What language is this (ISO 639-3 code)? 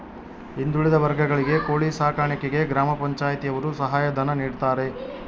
kan